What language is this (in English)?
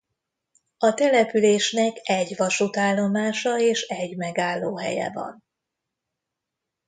Hungarian